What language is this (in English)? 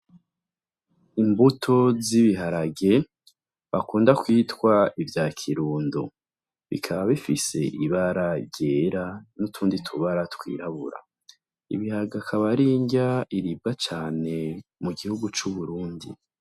Rundi